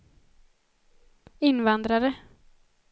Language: Swedish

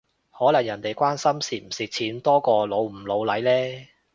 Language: Cantonese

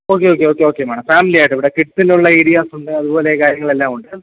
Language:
Malayalam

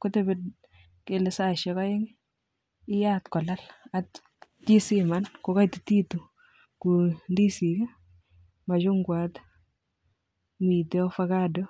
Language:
Kalenjin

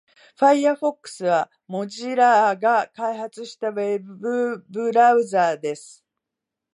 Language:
Japanese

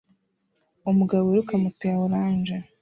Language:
Kinyarwanda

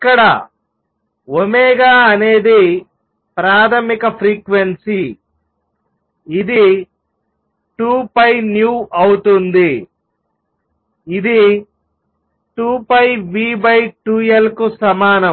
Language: Telugu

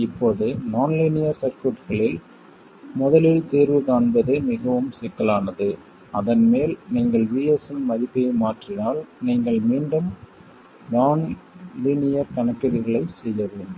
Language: Tamil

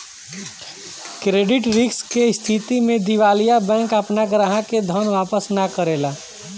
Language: Bhojpuri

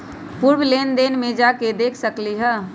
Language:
Magahi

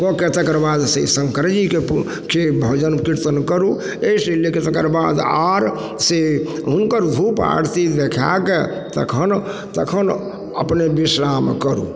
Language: Maithili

